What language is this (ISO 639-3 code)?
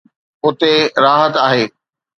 snd